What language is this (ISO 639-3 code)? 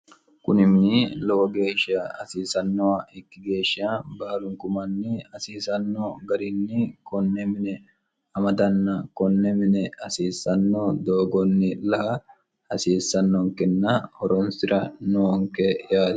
sid